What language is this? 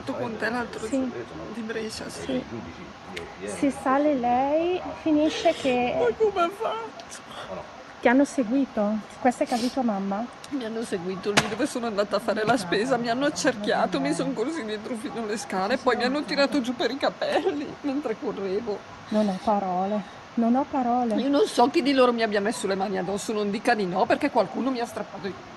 Italian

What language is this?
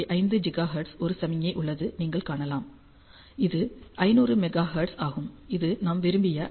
Tamil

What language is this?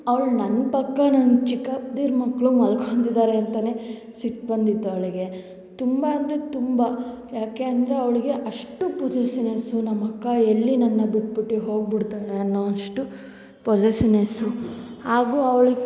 Kannada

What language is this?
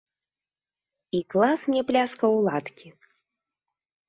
Belarusian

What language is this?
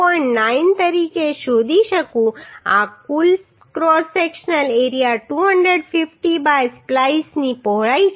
Gujarati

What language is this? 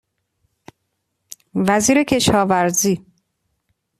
Persian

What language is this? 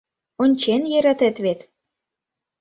Mari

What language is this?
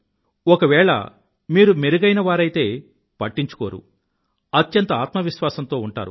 Telugu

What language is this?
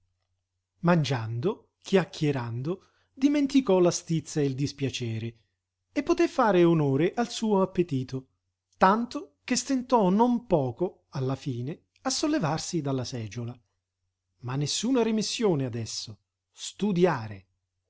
Italian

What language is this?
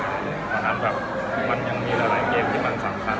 Thai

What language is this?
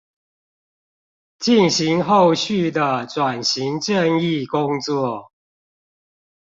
Chinese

